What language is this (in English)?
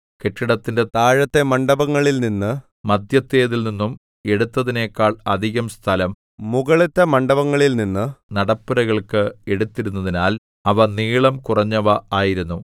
Malayalam